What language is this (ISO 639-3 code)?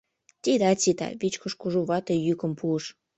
chm